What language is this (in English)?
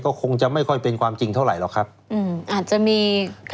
Thai